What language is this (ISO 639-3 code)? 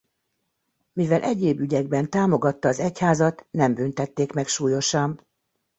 hun